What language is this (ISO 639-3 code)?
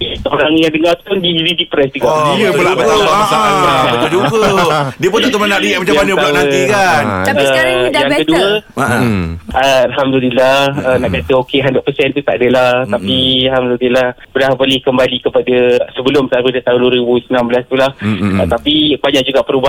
msa